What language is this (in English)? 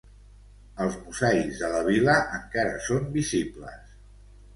Catalan